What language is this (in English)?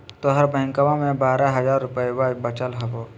Magahi